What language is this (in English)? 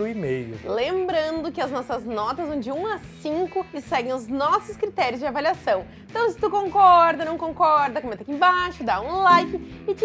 Portuguese